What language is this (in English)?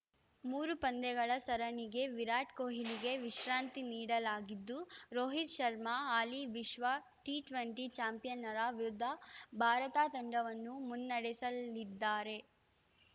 Kannada